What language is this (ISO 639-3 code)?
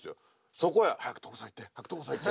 jpn